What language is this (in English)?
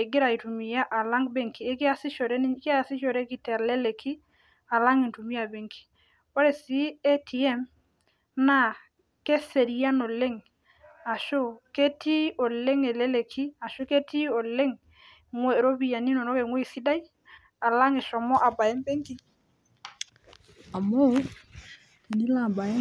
Masai